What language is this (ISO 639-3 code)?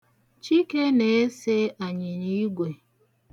ibo